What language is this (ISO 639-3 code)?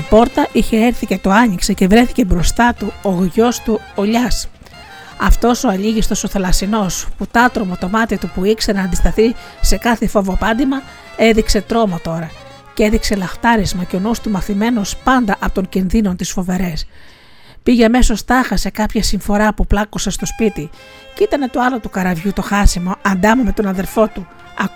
ell